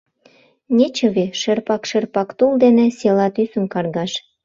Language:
Mari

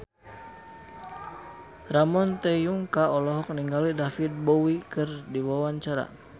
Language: Sundanese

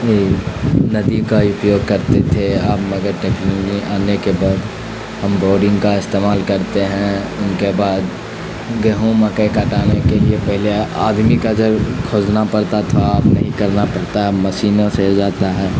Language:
Urdu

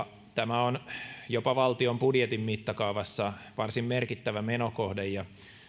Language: Finnish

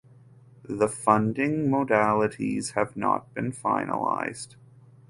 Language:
English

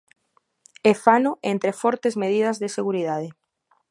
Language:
Galician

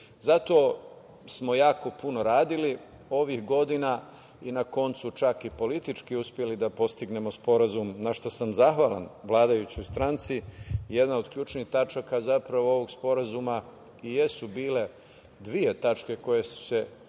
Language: Serbian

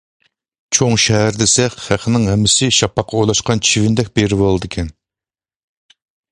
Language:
Uyghur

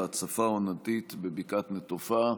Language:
Hebrew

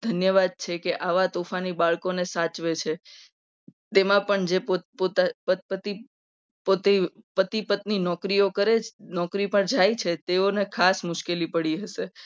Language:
Gujarati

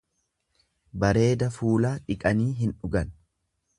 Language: Oromo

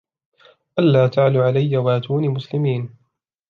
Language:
Arabic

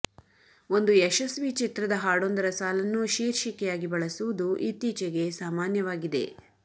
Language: Kannada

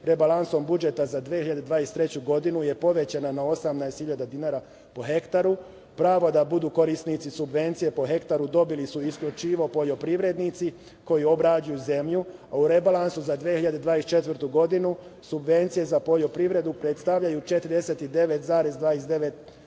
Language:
Serbian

